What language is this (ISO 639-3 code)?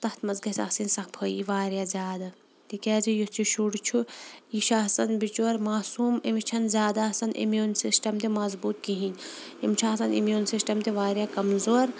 kas